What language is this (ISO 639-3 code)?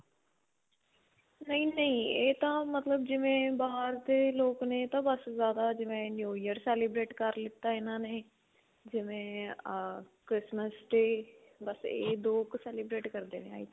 pan